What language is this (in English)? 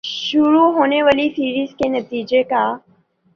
Urdu